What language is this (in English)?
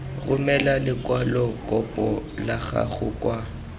Tswana